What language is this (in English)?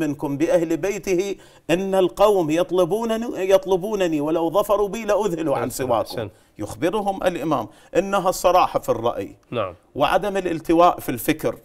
Arabic